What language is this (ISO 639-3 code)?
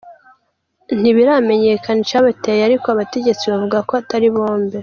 kin